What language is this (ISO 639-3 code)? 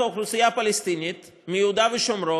heb